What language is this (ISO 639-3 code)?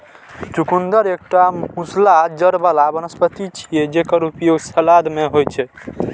mai